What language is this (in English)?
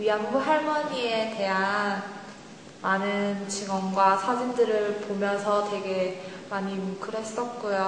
Korean